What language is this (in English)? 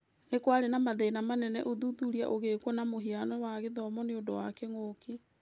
Kikuyu